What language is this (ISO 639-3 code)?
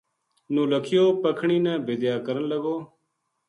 gju